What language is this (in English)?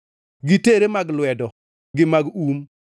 Luo (Kenya and Tanzania)